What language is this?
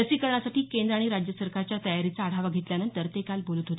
Marathi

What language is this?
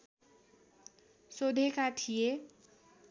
Nepali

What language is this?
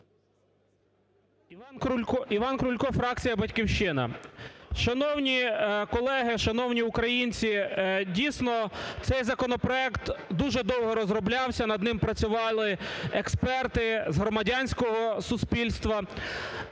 Ukrainian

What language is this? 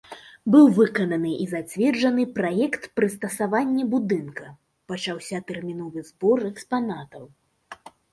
Belarusian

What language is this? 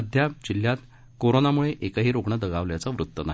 Marathi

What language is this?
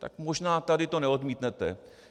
Czech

